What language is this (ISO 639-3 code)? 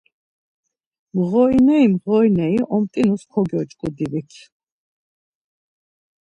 lzz